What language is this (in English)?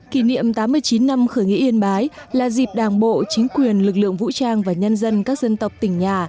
Vietnamese